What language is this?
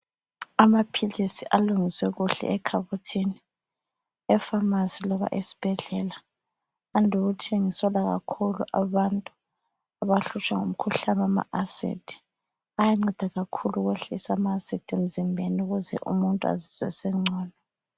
North Ndebele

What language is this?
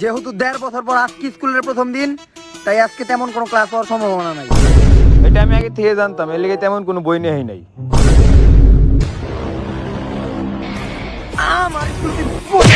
Indonesian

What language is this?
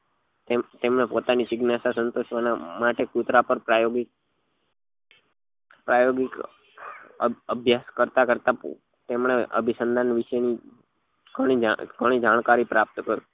Gujarati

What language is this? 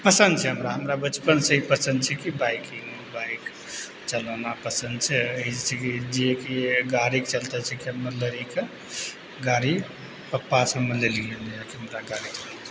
Maithili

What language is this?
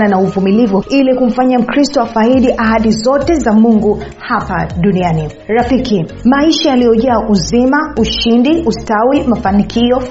Swahili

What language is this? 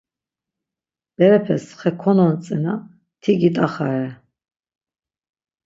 Laz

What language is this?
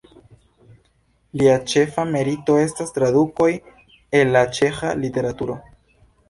Esperanto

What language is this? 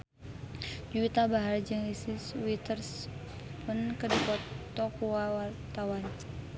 Sundanese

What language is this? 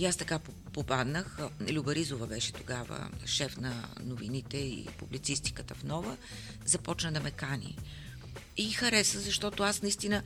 Bulgarian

